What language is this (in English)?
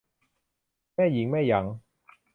Thai